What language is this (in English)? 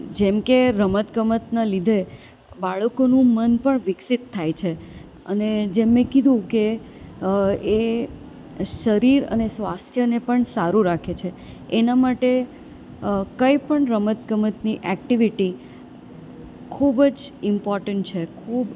Gujarati